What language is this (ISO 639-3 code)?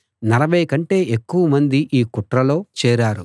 tel